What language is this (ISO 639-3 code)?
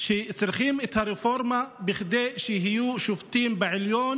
heb